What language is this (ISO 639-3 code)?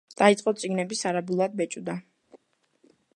kat